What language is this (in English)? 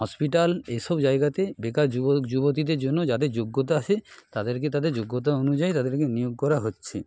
Bangla